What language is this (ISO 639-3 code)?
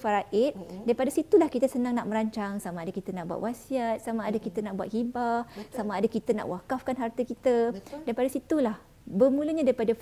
msa